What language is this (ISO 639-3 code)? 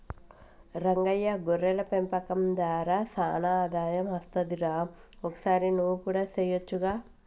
tel